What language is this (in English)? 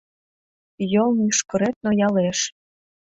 Mari